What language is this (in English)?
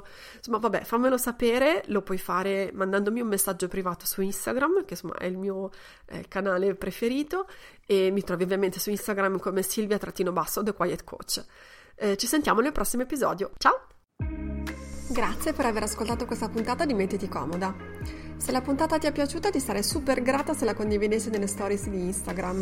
Italian